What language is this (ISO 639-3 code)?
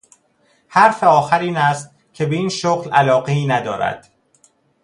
fas